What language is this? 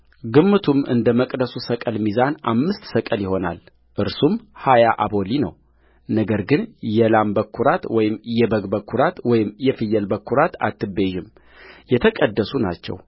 Amharic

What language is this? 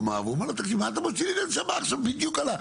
Hebrew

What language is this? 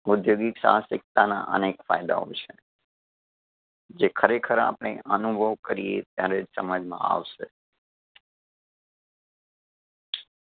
Gujarati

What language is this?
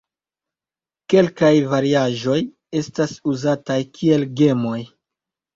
Esperanto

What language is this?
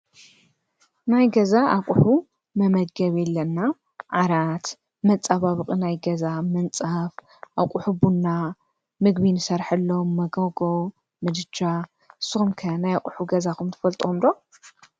Tigrinya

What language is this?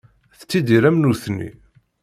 Kabyle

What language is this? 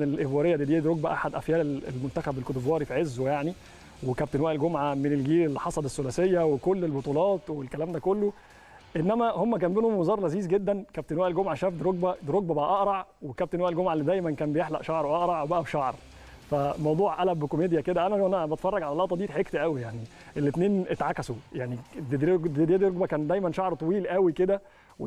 Arabic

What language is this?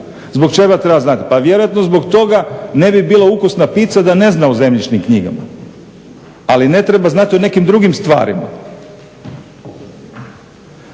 Croatian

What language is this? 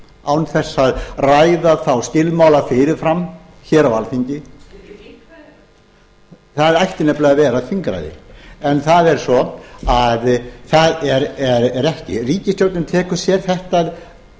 Icelandic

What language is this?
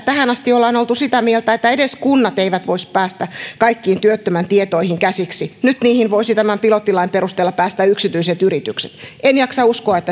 Finnish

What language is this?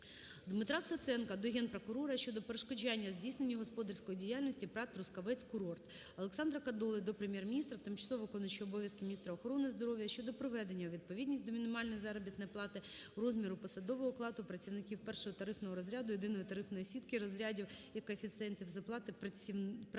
Ukrainian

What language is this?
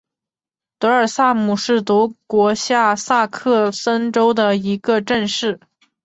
Chinese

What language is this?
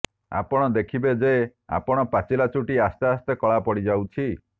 Odia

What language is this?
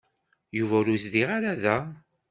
Kabyle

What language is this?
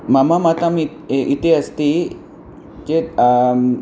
Sanskrit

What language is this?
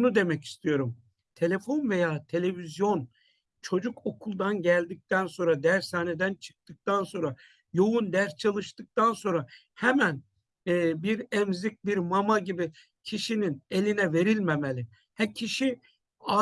Turkish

